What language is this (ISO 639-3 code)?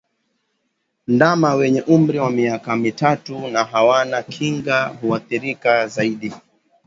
swa